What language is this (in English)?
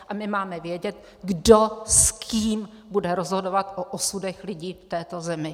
Czech